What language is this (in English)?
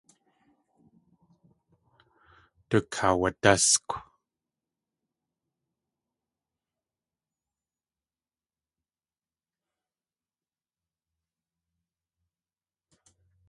Tlingit